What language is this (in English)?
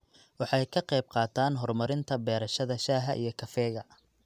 Somali